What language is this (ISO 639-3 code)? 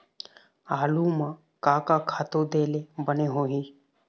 hne